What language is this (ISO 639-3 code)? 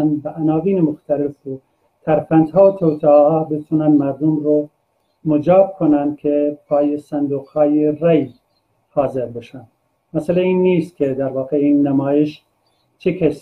fas